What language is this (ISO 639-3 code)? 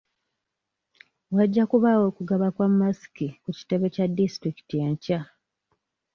lug